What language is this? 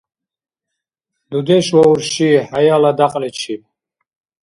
Dargwa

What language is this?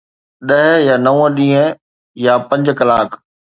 Sindhi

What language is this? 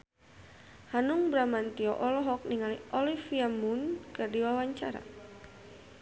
Sundanese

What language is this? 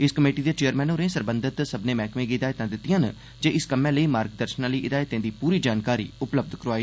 Dogri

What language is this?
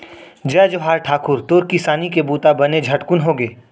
Chhattisgarhi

